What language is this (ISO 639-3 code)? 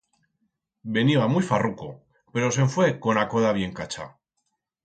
arg